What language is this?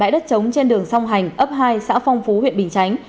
Vietnamese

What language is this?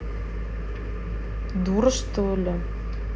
Russian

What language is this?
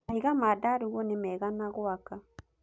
Kikuyu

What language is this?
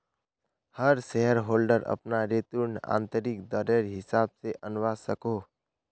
Magahi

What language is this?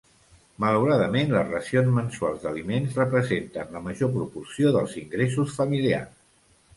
Catalan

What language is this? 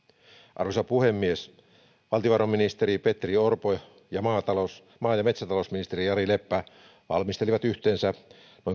Finnish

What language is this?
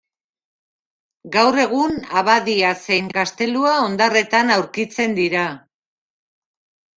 Basque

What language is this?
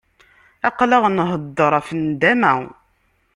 Kabyle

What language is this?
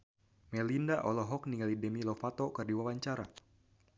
Sundanese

